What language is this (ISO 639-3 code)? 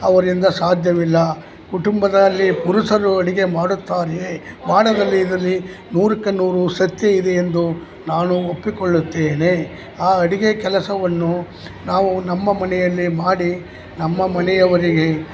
kan